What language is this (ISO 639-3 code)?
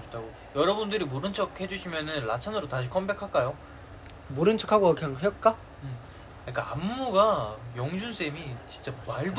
kor